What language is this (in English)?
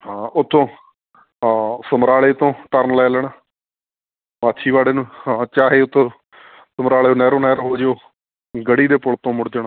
Punjabi